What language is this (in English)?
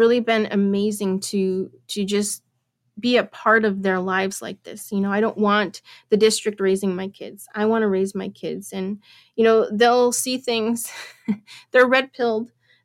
English